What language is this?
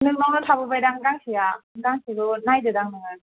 Bodo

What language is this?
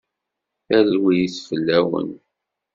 Kabyle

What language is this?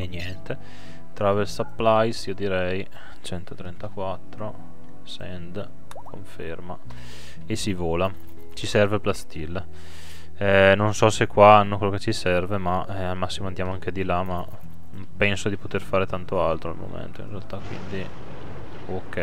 Italian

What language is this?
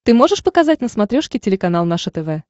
Russian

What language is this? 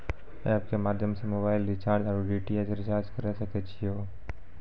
Maithili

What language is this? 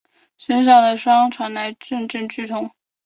Chinese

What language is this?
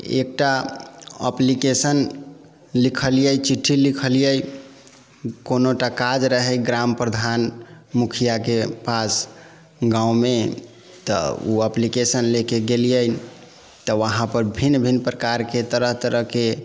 Maithili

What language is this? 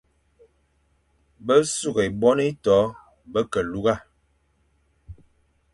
Fang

